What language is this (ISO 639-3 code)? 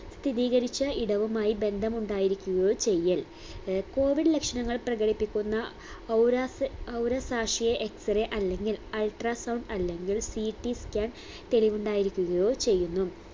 mal